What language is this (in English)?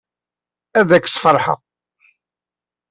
Kabyle